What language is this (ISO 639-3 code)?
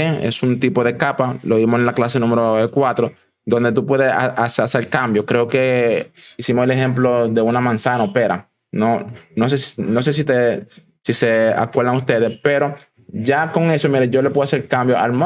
spa